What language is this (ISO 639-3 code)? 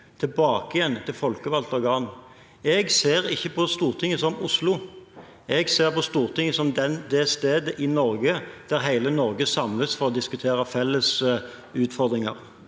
nor